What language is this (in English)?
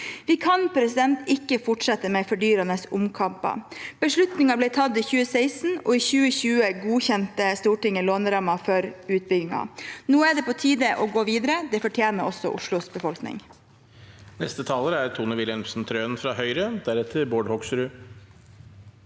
Norwegian